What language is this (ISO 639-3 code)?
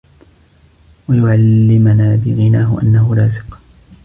ara